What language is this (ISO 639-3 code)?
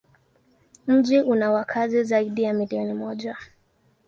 swa